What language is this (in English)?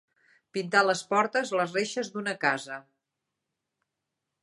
Catalan